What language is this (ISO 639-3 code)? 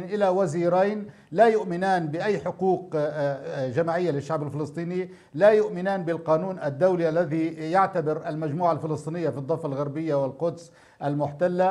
ara